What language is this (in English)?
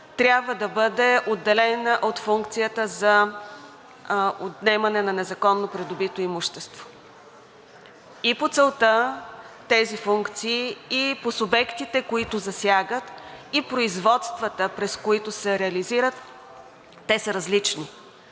Bulgarian